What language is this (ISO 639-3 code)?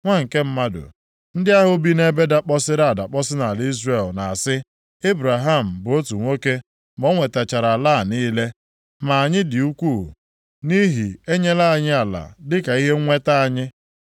ibo